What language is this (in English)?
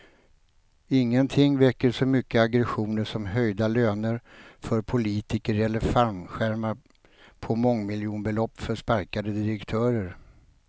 Swedish